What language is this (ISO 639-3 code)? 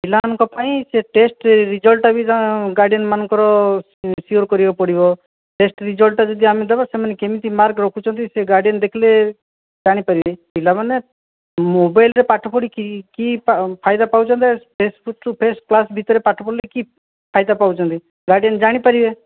ori